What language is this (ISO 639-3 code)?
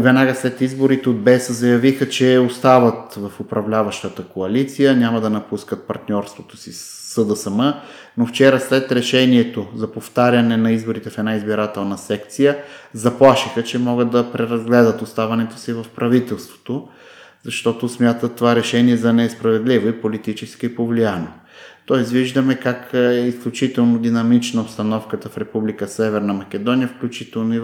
bul